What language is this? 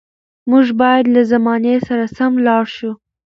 Pashto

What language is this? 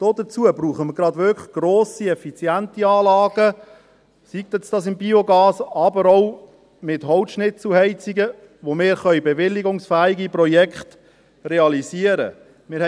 Swiss German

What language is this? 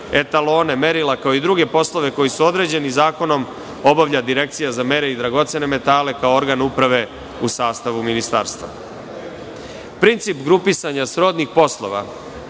Serbian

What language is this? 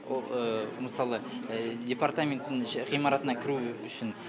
Kazakh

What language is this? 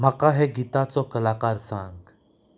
Konkani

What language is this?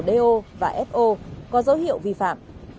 Vietnamese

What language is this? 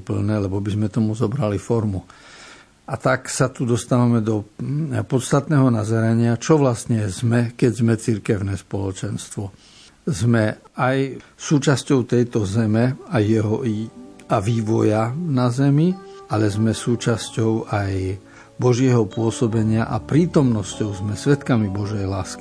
Slovak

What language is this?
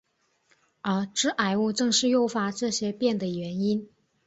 Chinese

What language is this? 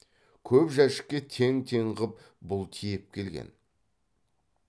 Kazakh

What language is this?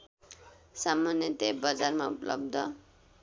Nepali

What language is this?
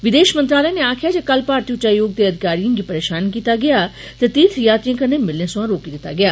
Dogri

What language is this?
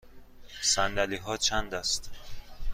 Persian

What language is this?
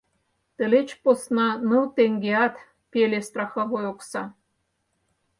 Mari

